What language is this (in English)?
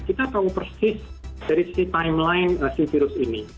Indonesian